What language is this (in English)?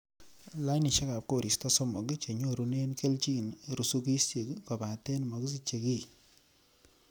Kalenjin